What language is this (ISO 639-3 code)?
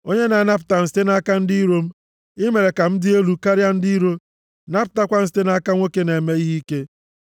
ibo